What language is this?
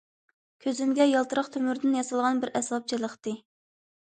Uyghur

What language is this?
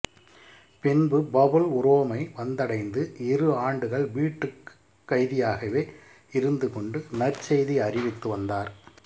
Tamil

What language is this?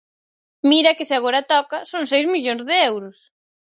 Galician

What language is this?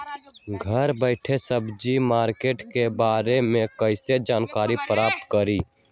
Magahi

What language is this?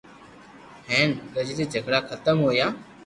Loarki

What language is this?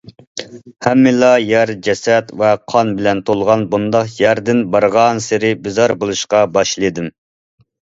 Uyghur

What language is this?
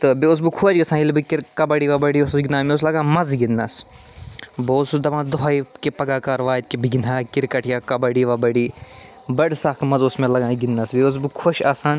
Kashmiri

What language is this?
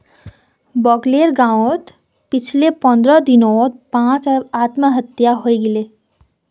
Magahi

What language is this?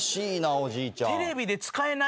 Japanese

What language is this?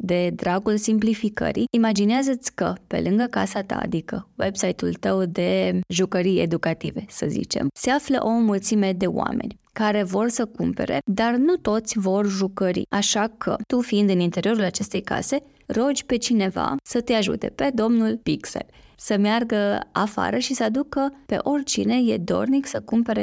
Romanian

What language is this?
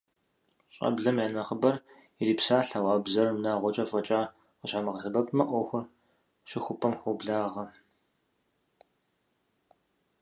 Kabardian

